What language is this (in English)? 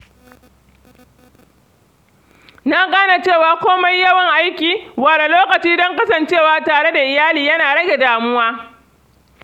Hausa